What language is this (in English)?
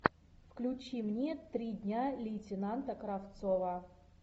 Russian